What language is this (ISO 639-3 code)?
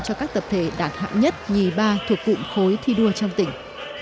vie